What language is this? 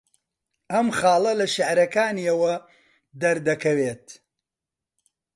Central Kurdish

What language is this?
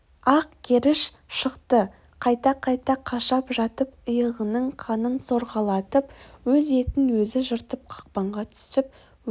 Kazakh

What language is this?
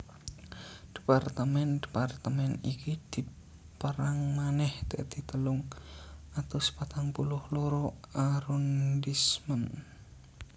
Javanese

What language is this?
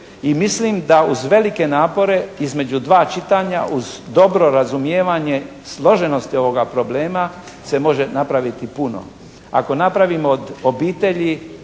Croatian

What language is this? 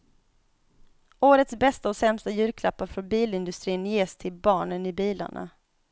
Swedish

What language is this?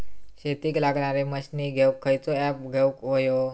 Marathi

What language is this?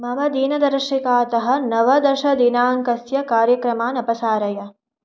Sanskrit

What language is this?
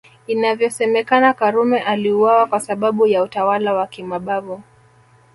Swahili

